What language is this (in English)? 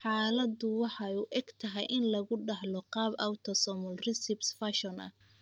Somali